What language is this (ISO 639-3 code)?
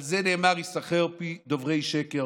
heb